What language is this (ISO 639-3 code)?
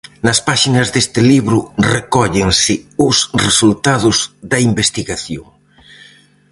glg